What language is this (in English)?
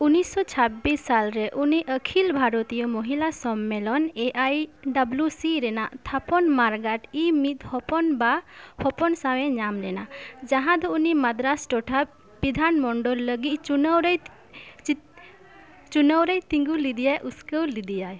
Santali